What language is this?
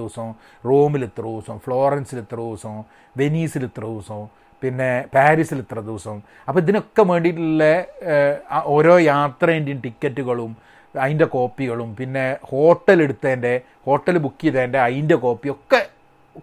Malayalam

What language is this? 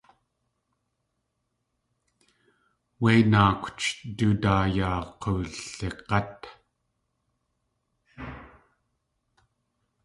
Tlingit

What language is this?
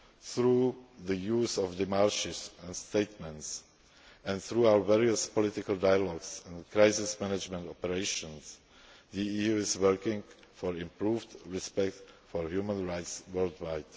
English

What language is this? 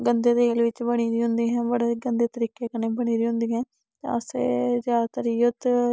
Dogri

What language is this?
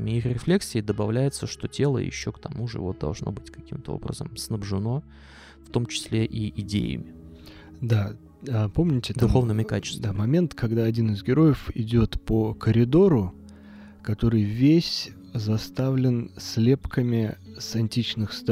Russian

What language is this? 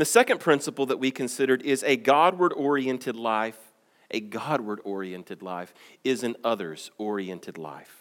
English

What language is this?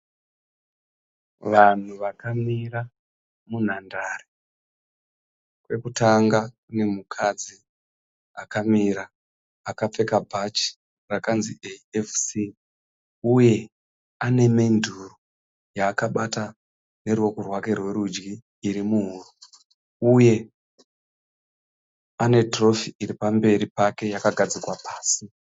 Shona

